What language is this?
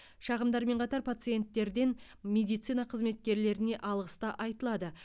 Kazakh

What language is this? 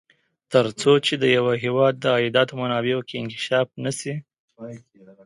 Pashto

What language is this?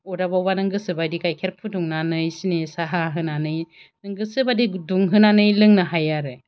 Bodo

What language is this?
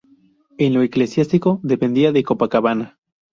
Spanish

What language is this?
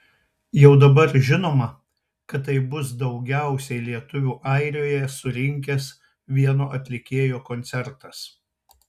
Lithuanian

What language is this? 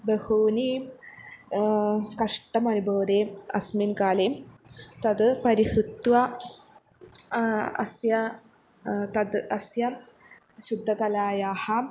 Sanskrit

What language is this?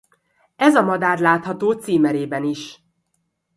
Hungarian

